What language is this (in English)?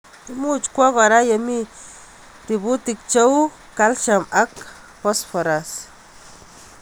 Kalenjin